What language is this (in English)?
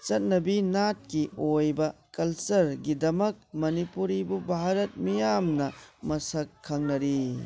Manipuri